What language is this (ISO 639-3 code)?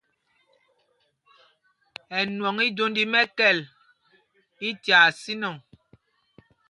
mgg